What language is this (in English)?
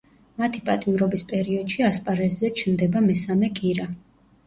Georgian